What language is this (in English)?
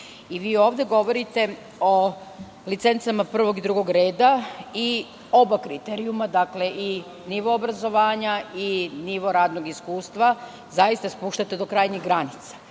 Serbian